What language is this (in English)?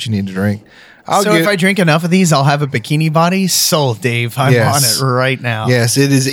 English